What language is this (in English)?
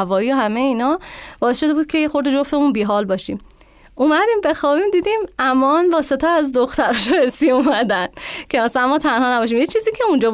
Persian